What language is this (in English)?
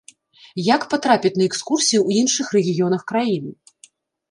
Belarusian